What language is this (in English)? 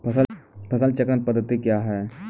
Maithili